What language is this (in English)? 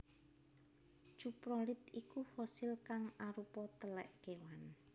Javanese